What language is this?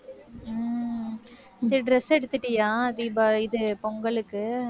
Tamil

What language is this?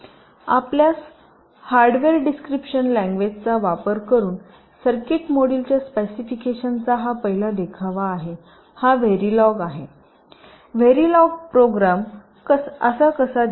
Marathi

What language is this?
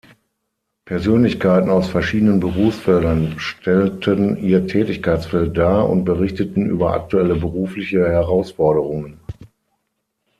German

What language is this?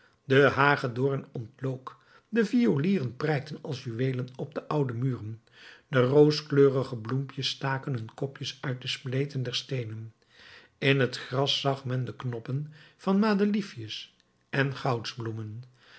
Dutch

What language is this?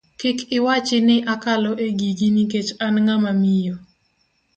Luo (Kenya and Tanzania)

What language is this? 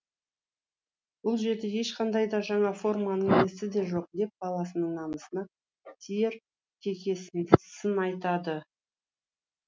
Kazakh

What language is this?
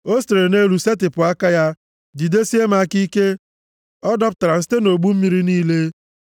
Igbo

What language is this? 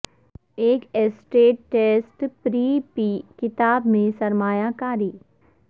Urdu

